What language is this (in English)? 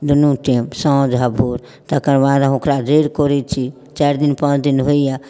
Maithili